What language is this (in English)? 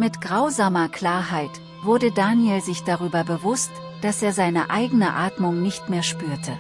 German